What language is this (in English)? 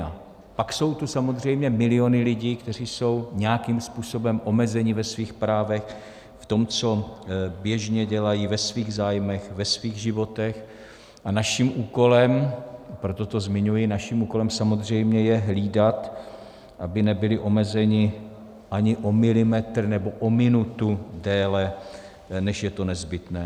Czech